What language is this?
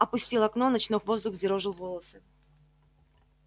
Russian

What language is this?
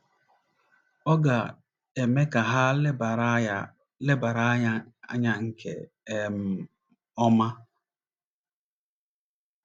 Igbo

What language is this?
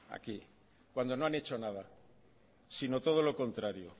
Spanish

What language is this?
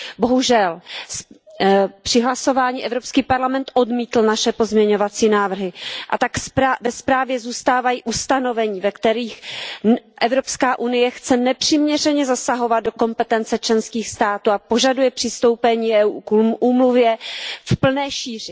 Czech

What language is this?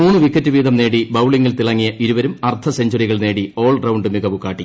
Malayalam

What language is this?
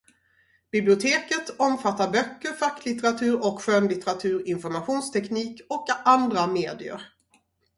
Swedish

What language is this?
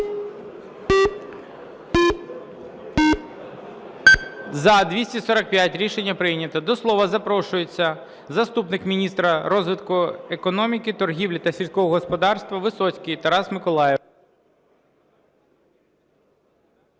Ukrainian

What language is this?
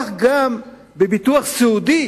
Hebrew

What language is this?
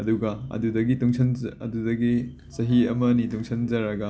Manipuri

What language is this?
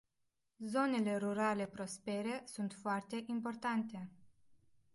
Romanian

